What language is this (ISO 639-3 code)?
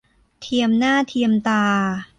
tha